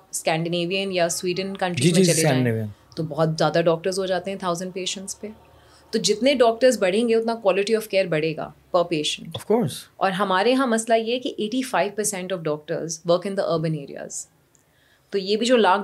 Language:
Urdu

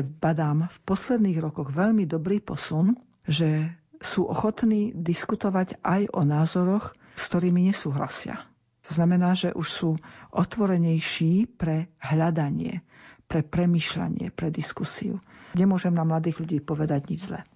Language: Slovak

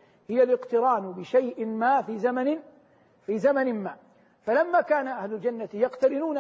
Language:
Arabic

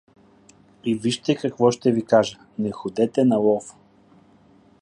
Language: Bulgarian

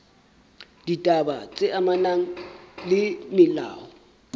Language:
Southern Sotho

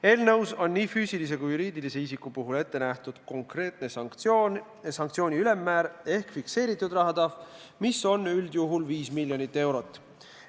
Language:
Estonian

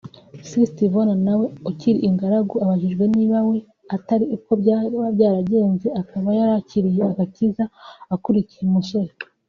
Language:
Kinyarwanda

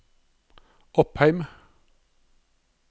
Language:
Norwegian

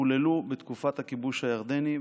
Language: Hebrew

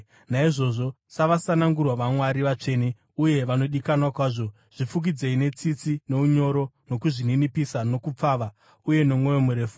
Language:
Shona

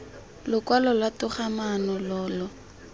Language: Tswana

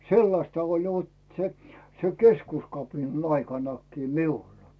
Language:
Finnish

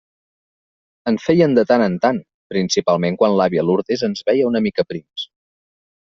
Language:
Catalan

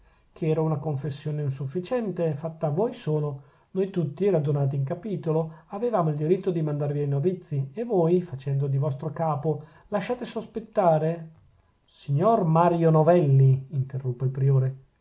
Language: Italian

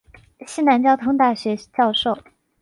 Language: Chinese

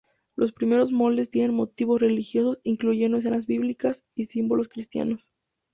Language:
Spanish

